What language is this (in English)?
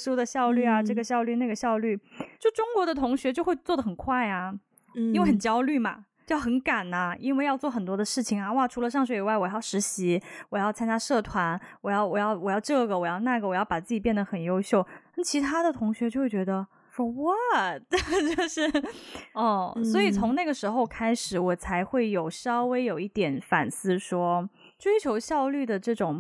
Chinese